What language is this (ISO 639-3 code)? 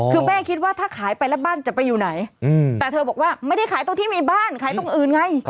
tha